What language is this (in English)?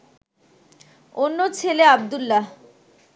Bangla